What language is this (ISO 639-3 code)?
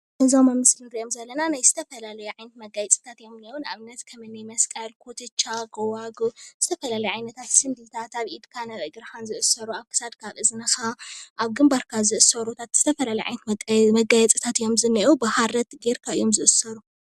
tir